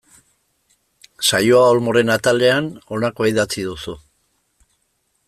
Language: Basque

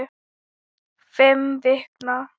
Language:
Icelandic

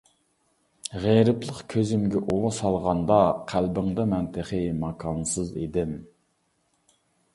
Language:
Uyghur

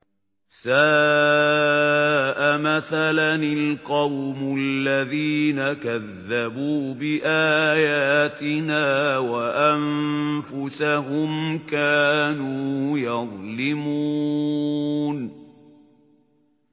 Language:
Arabic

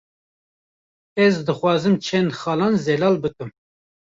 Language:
Kurdish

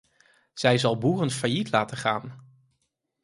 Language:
Dutch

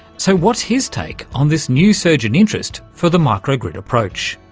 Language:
English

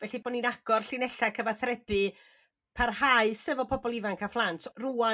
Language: Welsh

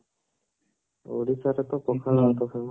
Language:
Odia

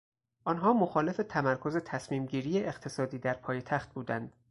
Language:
Persian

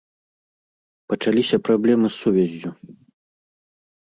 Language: Belarusian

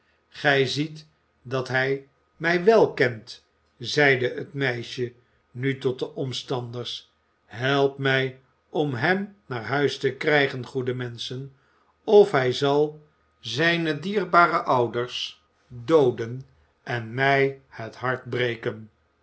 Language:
Dutch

